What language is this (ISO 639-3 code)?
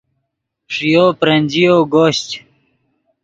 ydg